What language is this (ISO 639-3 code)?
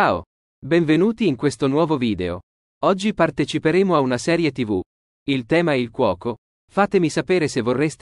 ita